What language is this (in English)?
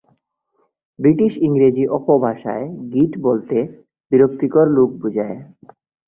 Bangla